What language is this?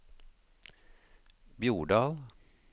Norwegian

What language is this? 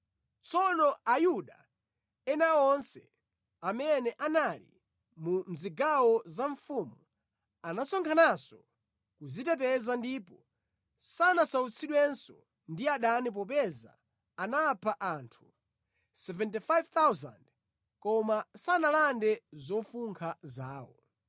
Nyanja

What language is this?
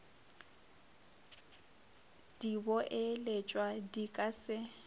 Northern Sotho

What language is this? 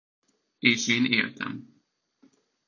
Hungarian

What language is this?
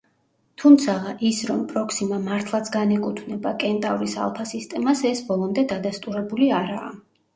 Georgian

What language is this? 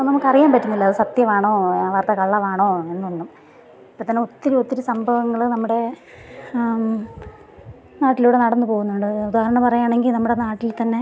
Malayalam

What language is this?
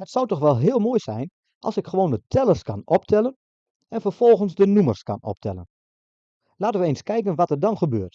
Dutch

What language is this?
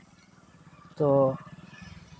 Santali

